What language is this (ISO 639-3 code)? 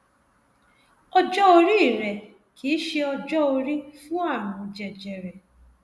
yor